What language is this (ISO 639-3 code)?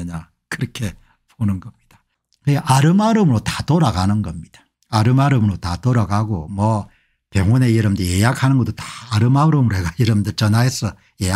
kor